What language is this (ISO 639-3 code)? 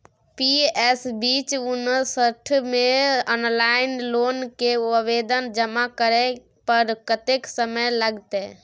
mai